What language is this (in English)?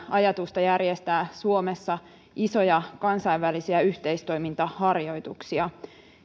Finnish